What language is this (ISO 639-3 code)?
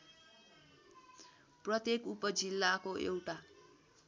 nep